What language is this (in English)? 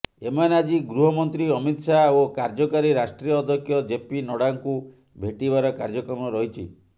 Odia